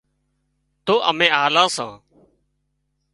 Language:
Wadiyara Koli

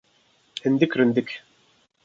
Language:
Kurdish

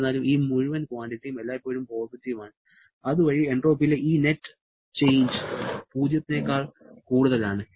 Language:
Malayalam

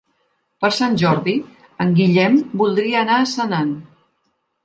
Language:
Catalan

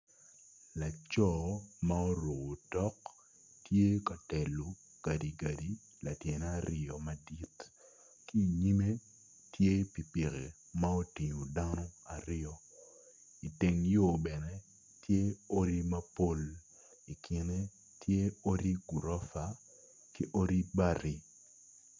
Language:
Acoli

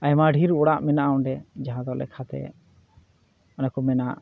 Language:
Santali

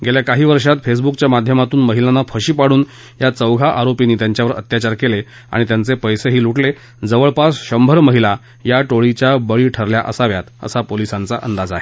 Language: Marathi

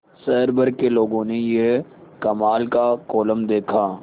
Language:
Hindi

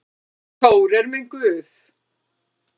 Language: Icelandic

